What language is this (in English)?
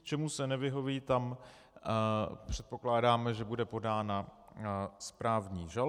Czech